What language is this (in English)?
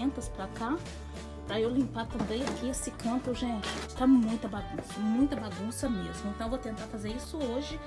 Portuguese